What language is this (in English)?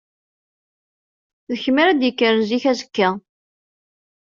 Kabyle